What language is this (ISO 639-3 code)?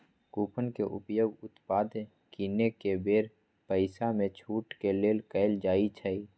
mag